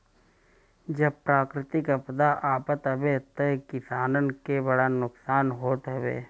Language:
Bhojpuri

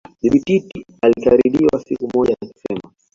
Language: Swahili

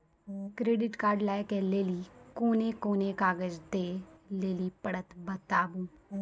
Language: Maithili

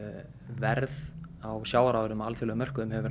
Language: Icelandic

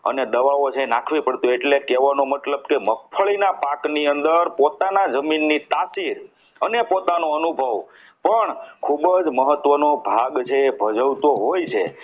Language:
Gujarati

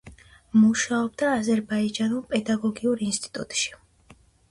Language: Georgian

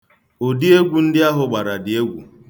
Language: Igbo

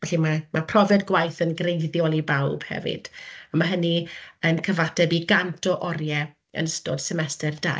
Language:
Welsh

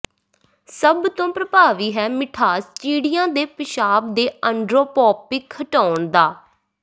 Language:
Punjabi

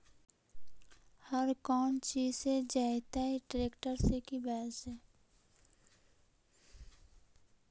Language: Magahi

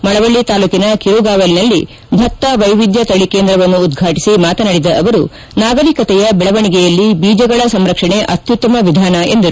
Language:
Kannada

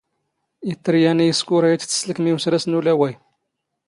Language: Standard Moroccan Tamazight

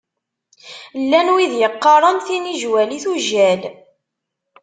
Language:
Kabyle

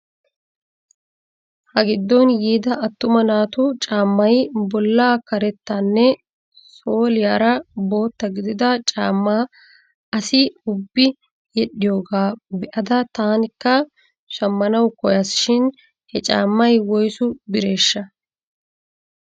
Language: Wolaytta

